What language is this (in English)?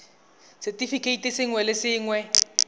Tswana